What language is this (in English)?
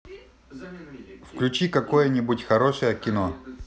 Russian